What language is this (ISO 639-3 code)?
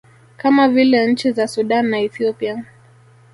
swa